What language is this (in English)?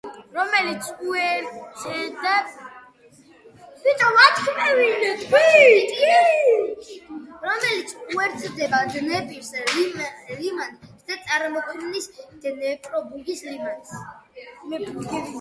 Georgian